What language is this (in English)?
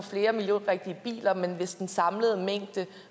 Danish